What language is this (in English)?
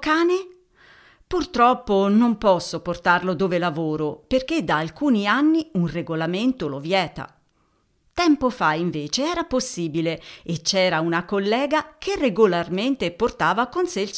Italian